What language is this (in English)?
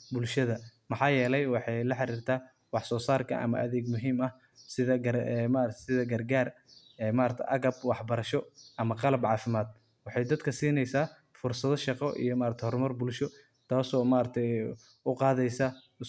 Somali